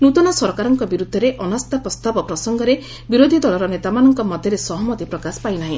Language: Odia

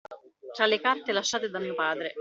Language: Italian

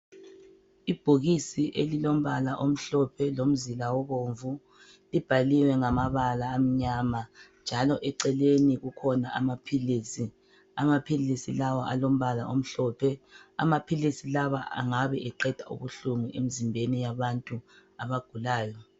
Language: North Ndebele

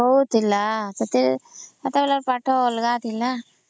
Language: Odia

